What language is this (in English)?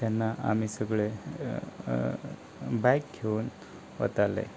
Konkani